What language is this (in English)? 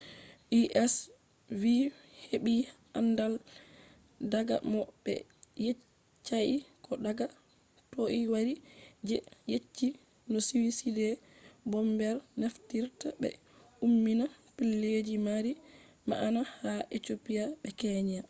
Fula